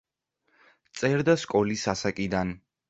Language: Georgian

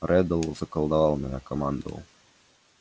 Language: Russian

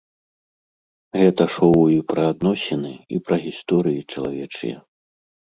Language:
Belarusian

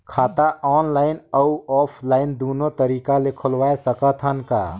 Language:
Chhattisgarhi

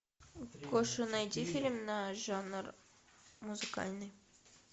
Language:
Russian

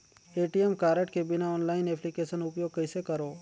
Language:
Chhattisgarhi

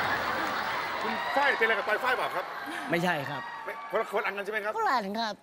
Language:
Thai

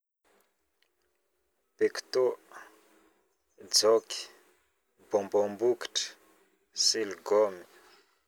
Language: Northern Betsimisaraka Malagasy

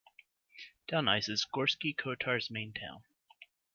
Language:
English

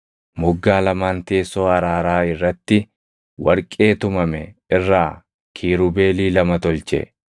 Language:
Oromo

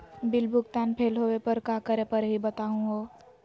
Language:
Magahi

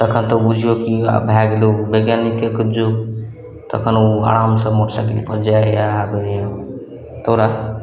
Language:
Maithili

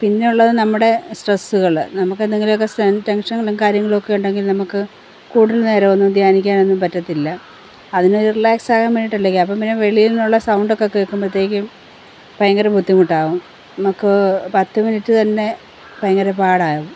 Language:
Malayalam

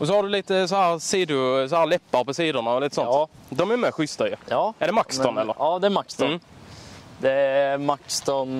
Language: Swedish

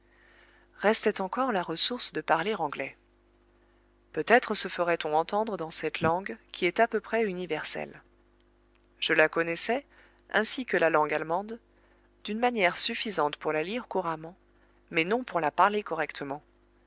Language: French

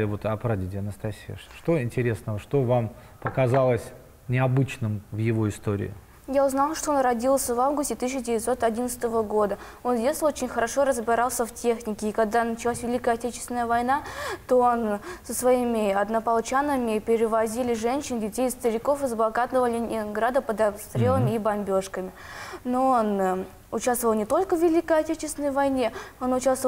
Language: Russian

